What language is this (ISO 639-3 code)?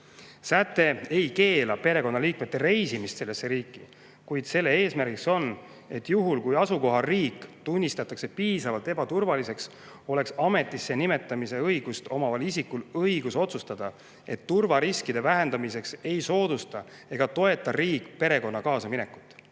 est